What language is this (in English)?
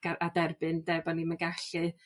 Welsh